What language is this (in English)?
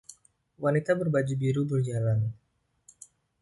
Indonesian